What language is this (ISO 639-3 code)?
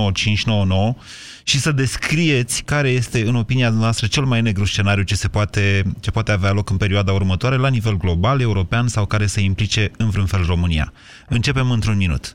ron